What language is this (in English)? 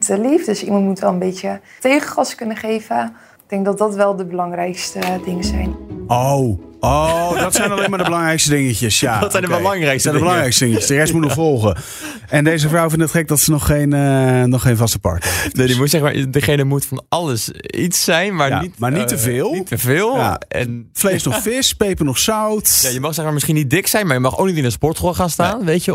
Dutch